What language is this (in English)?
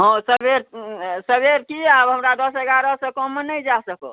Maithili